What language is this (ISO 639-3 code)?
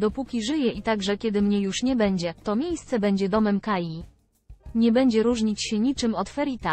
pol